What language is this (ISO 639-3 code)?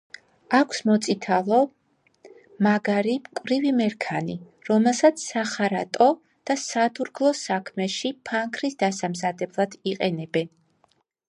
kat